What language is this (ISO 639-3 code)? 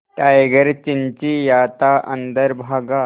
hin